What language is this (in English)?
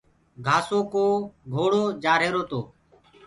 Gurgula